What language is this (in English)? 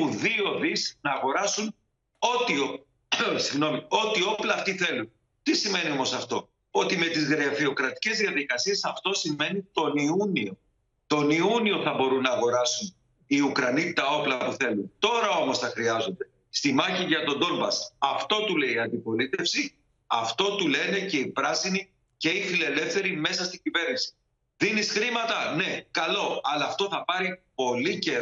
Greek